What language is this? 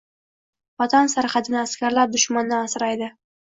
Uzbek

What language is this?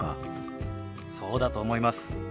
Japanese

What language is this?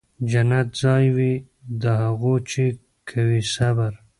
Pashto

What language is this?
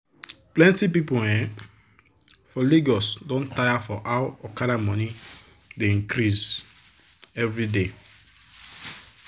Nigerian Pidgin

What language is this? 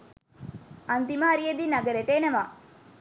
Sinhala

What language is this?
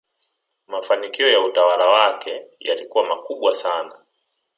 Swahili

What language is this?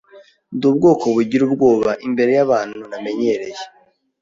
Kinyarwanda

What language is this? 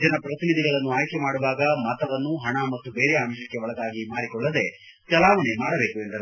Kannada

